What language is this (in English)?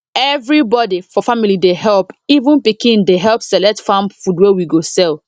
Nigerian Pidgin